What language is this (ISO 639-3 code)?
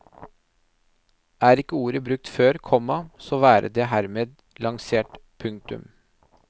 nor